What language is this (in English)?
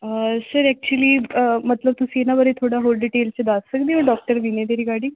Punjabi